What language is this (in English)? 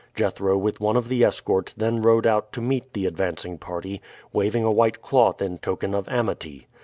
English